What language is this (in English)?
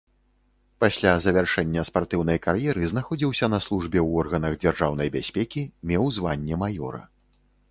Belarusian